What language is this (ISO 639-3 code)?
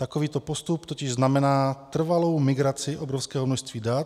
ces